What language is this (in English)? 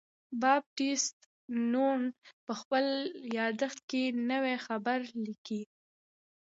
Pashto